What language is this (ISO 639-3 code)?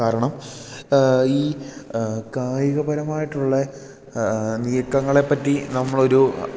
mal